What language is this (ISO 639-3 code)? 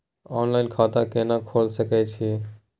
mai